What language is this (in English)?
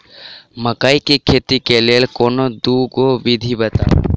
Maithili